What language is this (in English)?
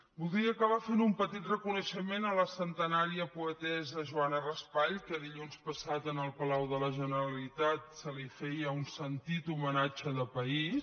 Catalan